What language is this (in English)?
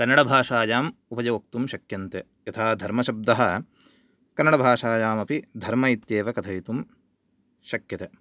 Sanskrit